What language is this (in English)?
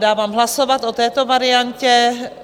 Czech